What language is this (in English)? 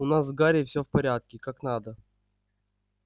Russian